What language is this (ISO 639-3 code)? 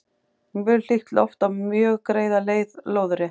isl